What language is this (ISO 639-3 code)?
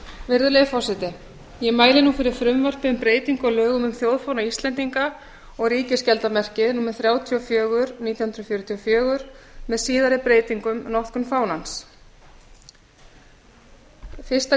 isl